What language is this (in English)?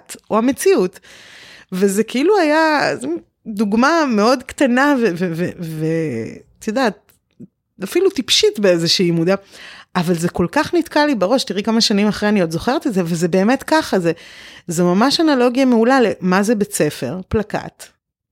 Hebrew